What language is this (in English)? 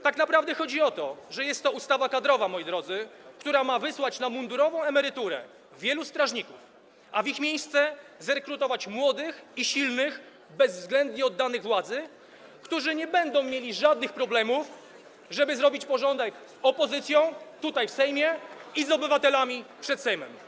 Polish